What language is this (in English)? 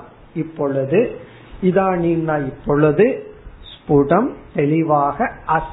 Tamil